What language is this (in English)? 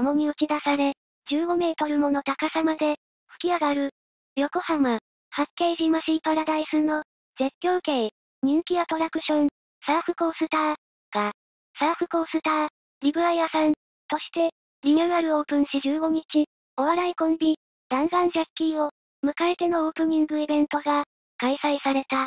Japanese